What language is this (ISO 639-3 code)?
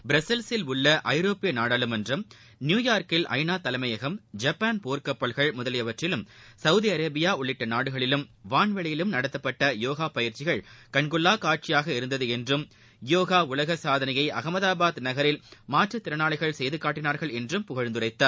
tam